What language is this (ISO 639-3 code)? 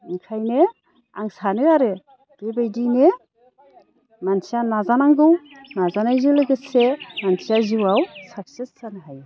brx